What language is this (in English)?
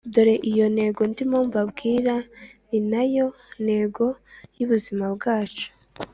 Kinyarwanda